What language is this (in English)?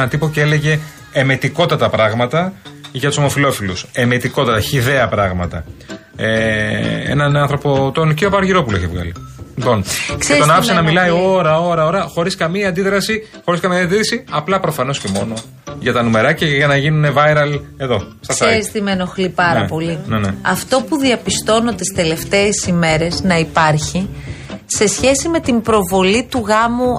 Greek